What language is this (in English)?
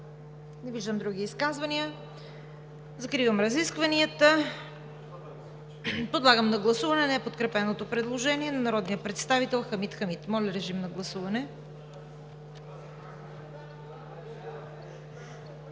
Bulgarian